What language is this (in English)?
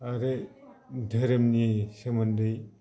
Bodo